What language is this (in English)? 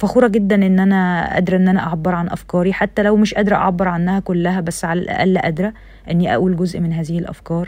Arabic